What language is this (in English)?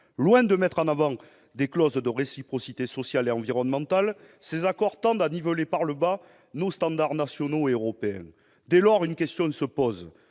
French